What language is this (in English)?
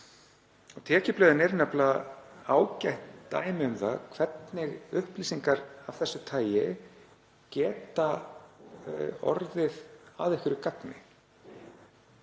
Icelandic